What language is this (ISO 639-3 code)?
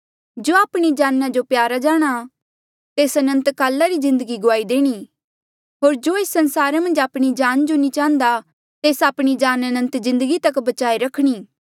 mjl